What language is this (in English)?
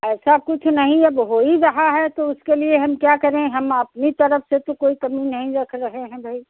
Hindi